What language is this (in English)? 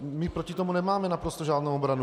Czech